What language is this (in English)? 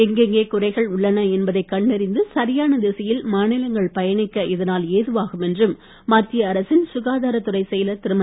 Tamil